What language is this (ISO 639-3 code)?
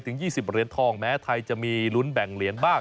tha